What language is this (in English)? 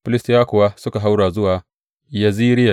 Hausa